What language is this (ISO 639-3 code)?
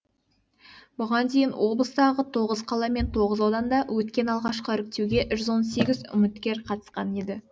kaz